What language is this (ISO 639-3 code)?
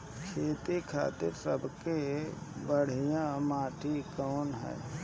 bho